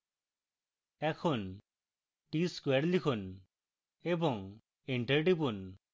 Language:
Bangla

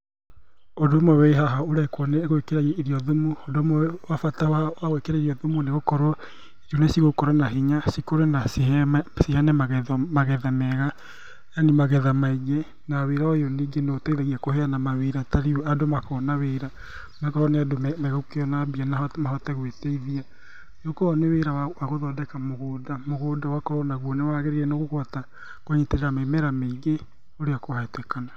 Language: Kikuyu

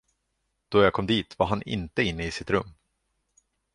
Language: Swedish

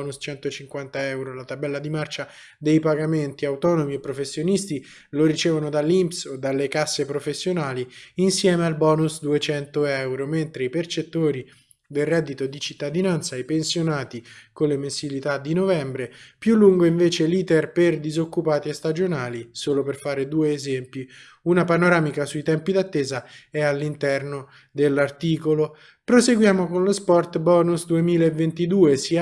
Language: Italian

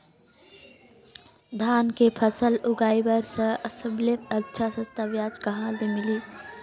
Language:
Chhattisgarhi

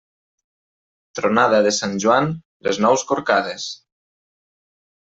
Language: Catalan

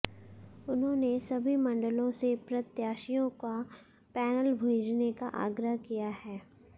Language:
Hindi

